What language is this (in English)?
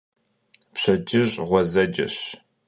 Kabardian